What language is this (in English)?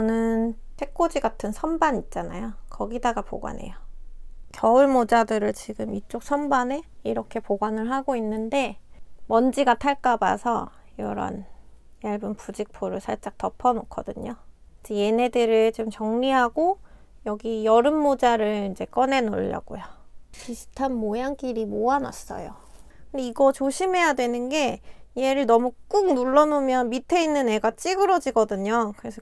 Korean